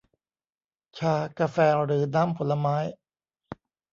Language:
Thai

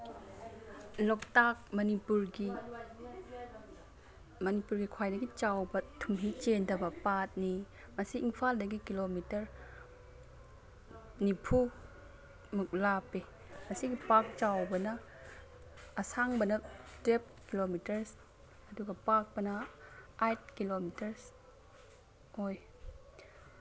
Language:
Manipuri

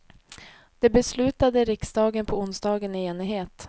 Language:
Swedish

